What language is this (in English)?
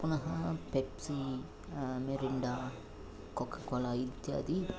Sanskrit